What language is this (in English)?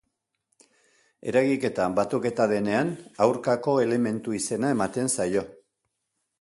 Basque